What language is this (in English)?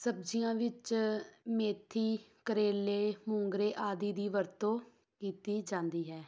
Punjabi